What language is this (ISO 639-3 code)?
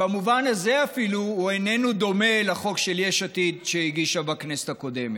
heb